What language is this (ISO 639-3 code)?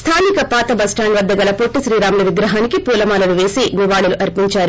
tel